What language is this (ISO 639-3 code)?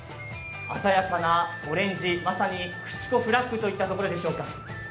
jpn